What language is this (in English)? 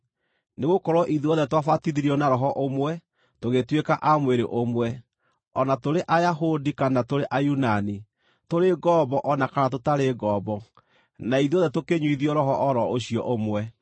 Kikuyu